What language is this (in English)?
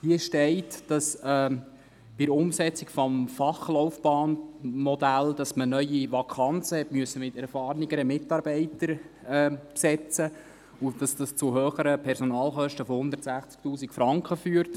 Swiss German